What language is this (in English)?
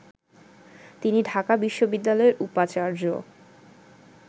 Bangla